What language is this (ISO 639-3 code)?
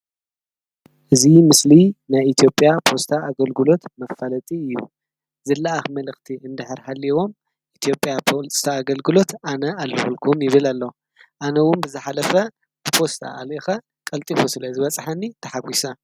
tir